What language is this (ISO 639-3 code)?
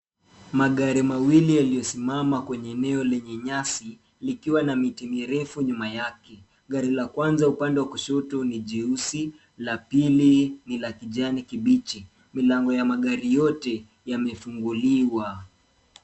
swa